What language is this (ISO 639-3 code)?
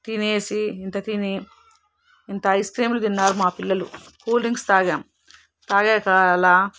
tel